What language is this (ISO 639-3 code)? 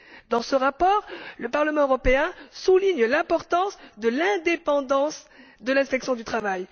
fra